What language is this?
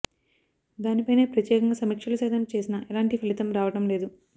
Telugu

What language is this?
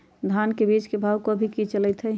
Magahi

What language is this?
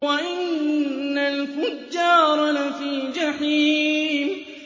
Arabic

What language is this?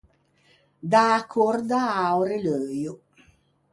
Ligurian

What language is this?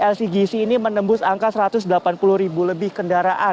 Indonesian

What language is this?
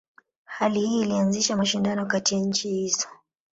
Swahili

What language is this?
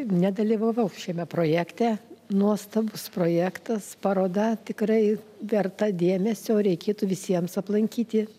Lithuanian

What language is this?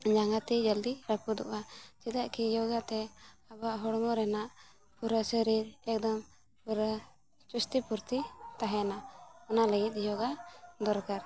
Santali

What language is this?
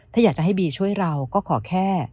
Thai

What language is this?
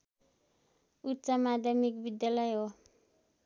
Nepali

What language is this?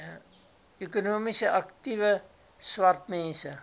Afrikaans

